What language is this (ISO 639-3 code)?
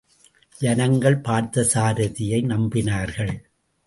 tam